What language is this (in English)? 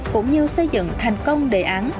Vietnamese